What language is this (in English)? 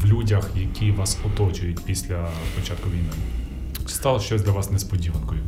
Ukrainian